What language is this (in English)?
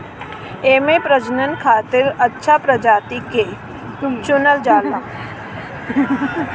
Bhojpuri